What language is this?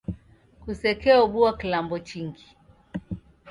Taita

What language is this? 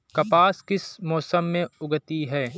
Hindi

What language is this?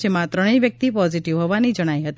Gujarati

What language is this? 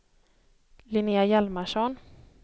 Swedish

